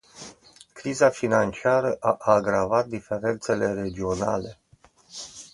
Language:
Romanian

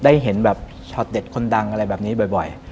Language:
Thai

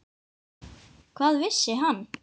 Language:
Icelandic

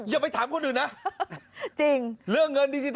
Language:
Thai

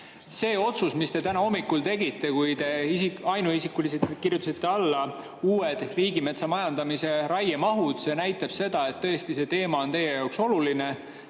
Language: Estonian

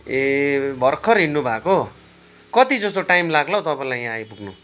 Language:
Nepali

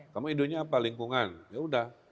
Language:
Indonesian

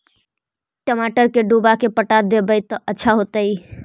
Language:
Magahi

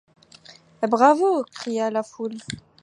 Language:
French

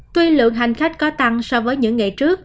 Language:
Vietnamese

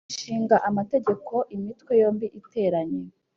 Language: Kinyarwanda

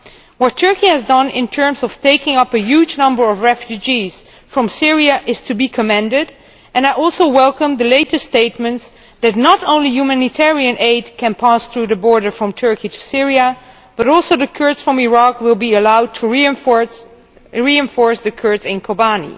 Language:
English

